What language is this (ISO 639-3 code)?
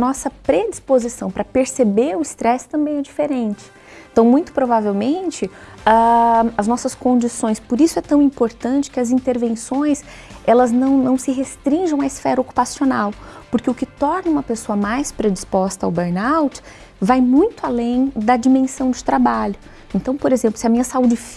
por